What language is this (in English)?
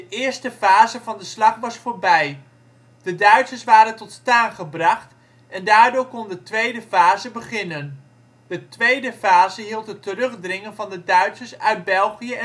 Dutch